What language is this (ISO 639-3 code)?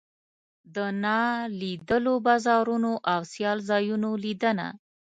pus